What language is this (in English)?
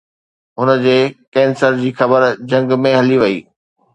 Sindhi